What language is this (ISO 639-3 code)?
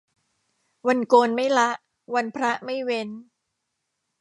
tha